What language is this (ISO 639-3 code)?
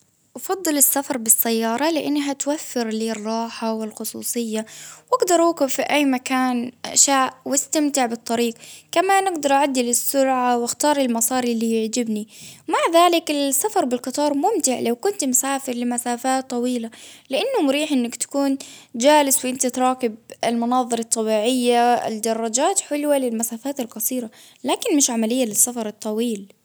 abv